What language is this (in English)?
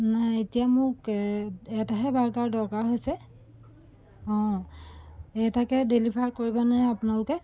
Assamese